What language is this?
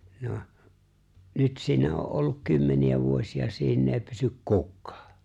Finnish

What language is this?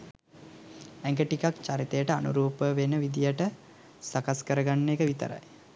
Sinhala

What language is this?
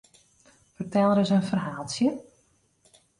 Western Frisian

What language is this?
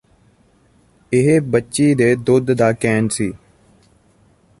Punjabi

